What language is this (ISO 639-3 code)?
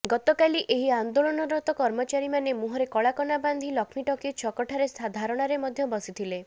ori